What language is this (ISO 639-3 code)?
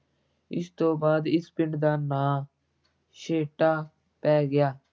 pan